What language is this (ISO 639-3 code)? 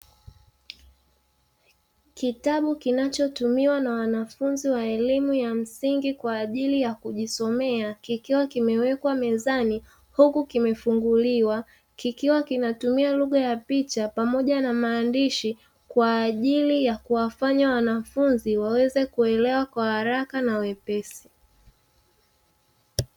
swa